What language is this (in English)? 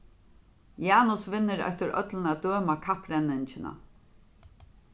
Faroese